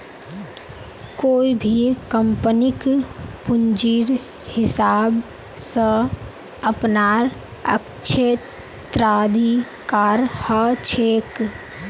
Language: Magahi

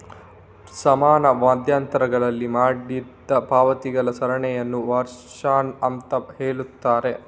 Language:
Kannada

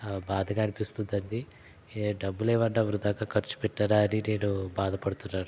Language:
Telugu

